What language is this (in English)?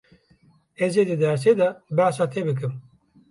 Kurdish